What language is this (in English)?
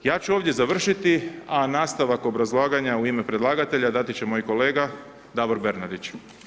Croatian